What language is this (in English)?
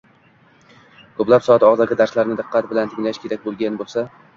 Uzbek